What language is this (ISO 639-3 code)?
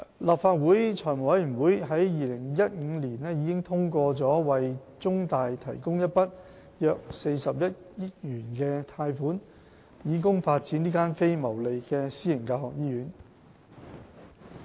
yue